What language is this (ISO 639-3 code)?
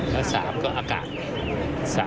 tha